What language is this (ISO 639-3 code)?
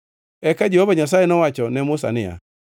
luo